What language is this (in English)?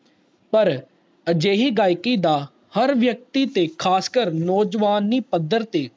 Punjabi